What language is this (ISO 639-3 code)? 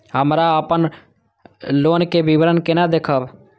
mai